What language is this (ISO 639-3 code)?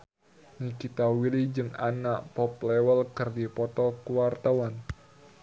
sun